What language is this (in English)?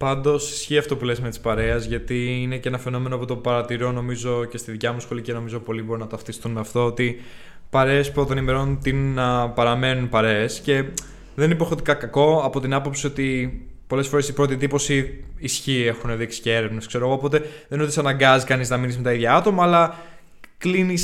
Greek